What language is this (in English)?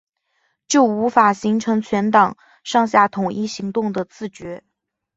Chinese